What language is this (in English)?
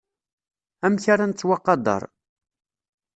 Kabyle